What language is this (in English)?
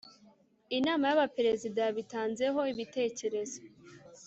Kinyarwanda